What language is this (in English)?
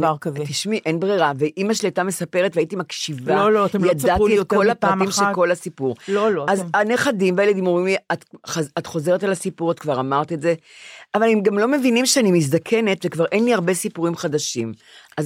Hebrew